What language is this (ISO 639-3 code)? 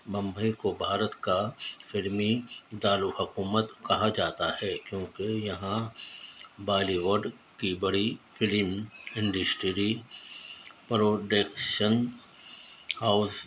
urd